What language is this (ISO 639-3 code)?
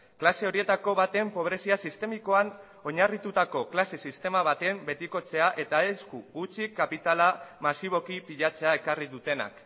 eus